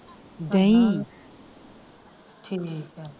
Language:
Punjabi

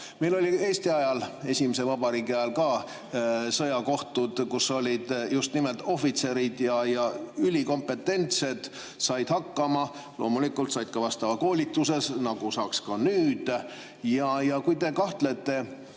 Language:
Estonian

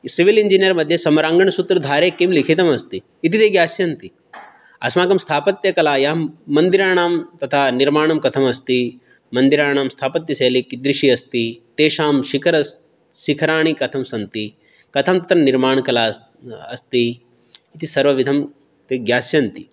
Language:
Sanskrit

